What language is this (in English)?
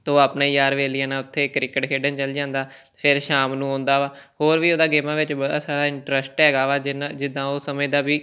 Punjabi